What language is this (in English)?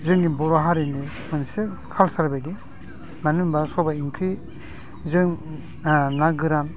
Bodo